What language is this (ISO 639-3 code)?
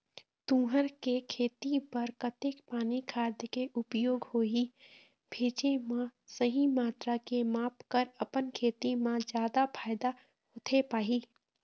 hne